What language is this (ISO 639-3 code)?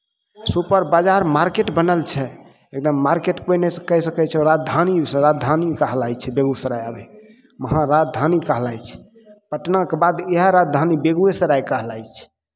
mai